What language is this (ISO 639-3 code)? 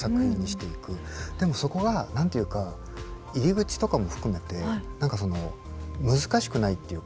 jpn